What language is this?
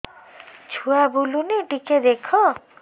Odia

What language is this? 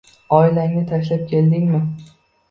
Uzbek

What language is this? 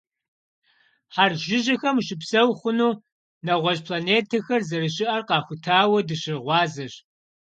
Kabardian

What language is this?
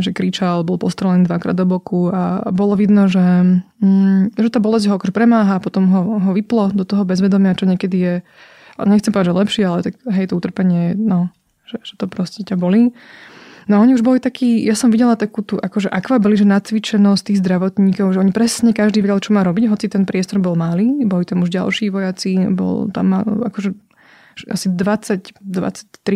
Slovak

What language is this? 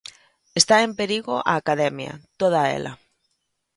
Galician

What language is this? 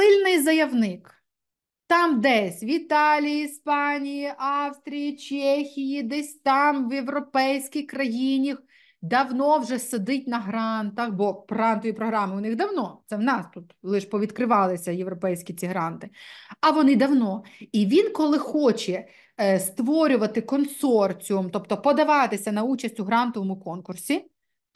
Ukrainian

